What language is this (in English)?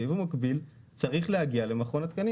Hebrew